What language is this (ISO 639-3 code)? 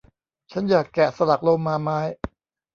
tha